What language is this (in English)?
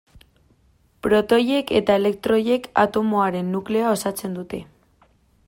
Basque